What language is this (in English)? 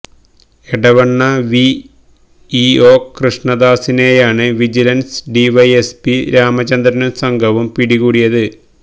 Malayalam